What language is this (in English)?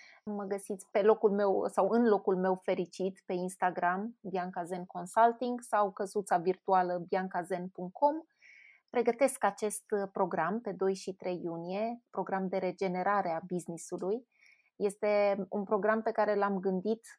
Romanian